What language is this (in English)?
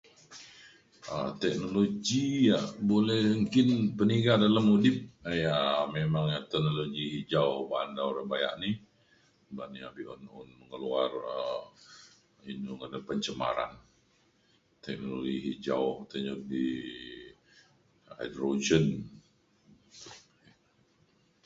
Mainstream Kenyah